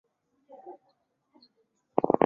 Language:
Chinese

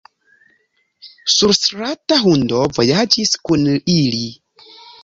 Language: Esperanto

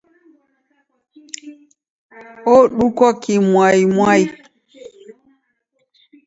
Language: Taita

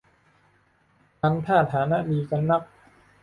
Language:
Thai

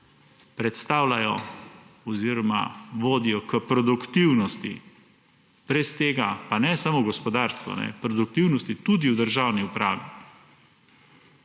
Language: Slovenian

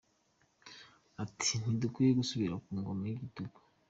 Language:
Kinyarwanda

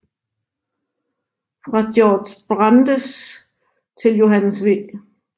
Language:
Danish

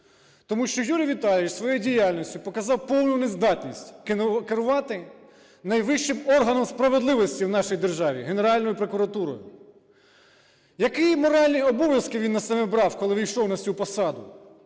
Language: Ukrainian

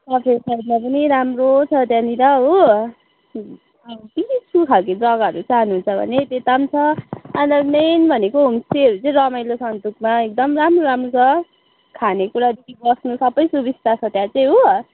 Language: Nepali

